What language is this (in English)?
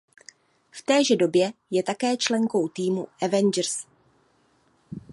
Czech